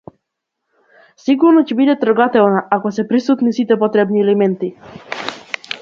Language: Macedonian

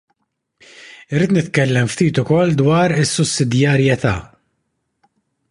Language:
Maltese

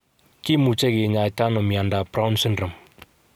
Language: Kalenjin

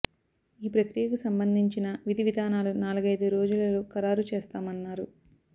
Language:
Telugu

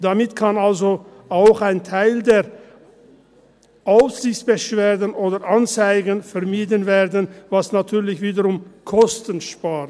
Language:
Swiss German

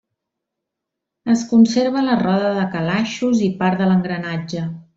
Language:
Catalan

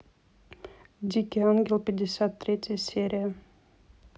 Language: Russian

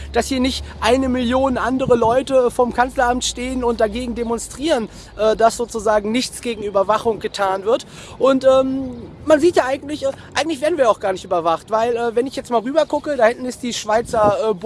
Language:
German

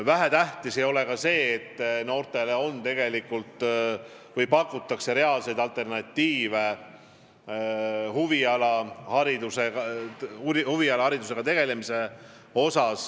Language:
Estonian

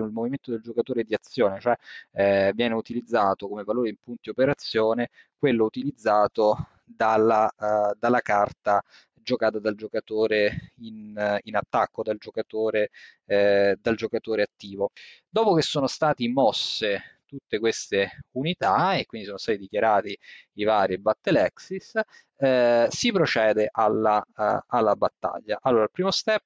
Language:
Italian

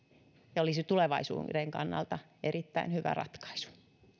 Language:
Finnish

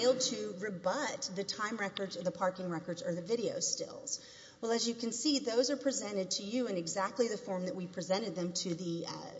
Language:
English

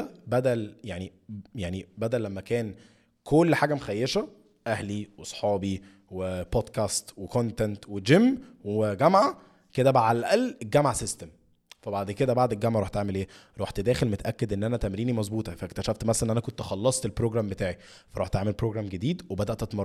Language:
Arabic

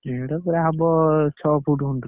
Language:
Odia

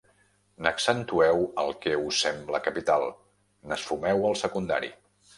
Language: Catalan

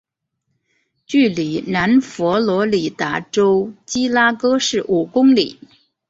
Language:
Chinese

